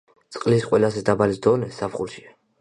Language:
Georgian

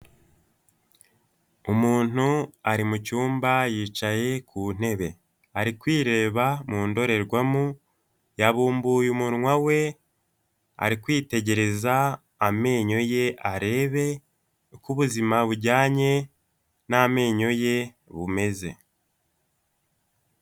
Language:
Kinyarwanda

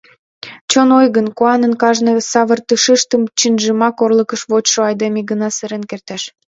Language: Mari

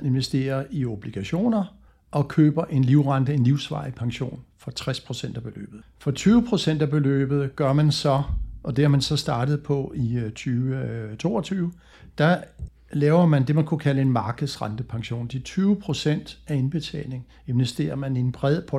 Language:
Danish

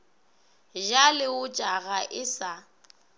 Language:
Northern Sotho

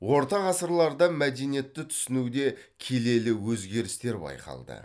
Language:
Kazakh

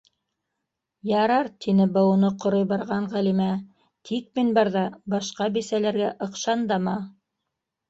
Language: Bashkir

